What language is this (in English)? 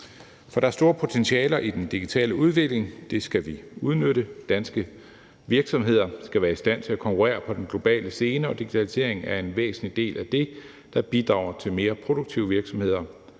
Danish